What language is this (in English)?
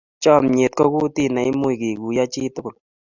Kalenjin